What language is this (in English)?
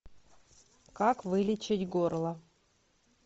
Russian